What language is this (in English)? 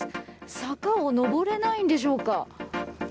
Japanese